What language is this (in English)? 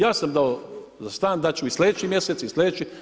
Croatian